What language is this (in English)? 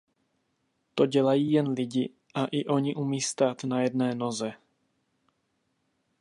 Czech